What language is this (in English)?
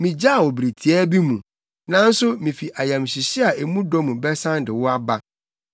Akan